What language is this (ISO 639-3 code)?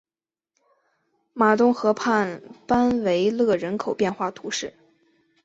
zho